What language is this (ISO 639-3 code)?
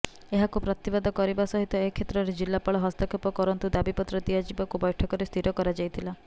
ori